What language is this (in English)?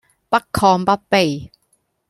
Cantonese